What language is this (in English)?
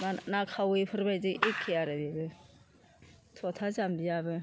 Bodo